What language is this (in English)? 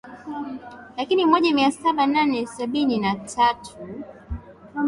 Swahili